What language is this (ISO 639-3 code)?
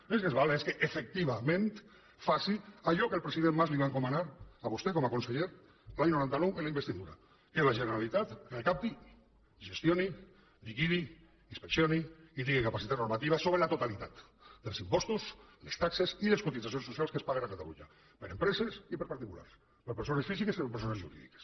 cat